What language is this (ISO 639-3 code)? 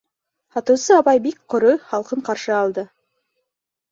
bak